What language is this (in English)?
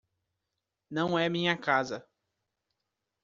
Portuguese